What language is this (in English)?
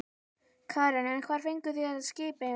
Icelandic